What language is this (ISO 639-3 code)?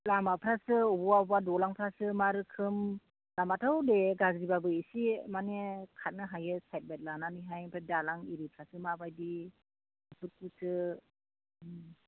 brx